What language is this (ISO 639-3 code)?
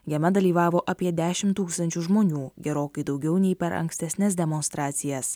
lit